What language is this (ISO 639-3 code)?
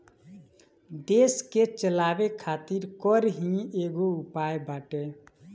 bho